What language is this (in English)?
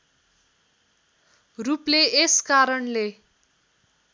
Nepali